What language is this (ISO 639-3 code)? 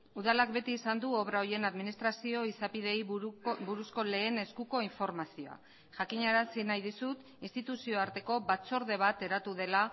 eus